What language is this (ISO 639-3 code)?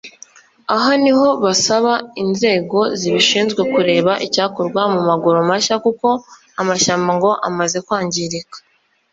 kin